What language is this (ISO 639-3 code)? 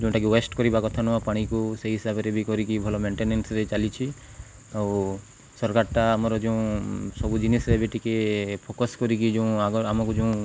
ori